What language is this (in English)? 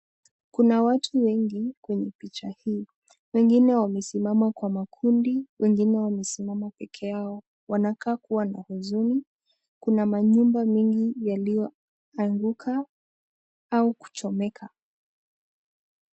Swahili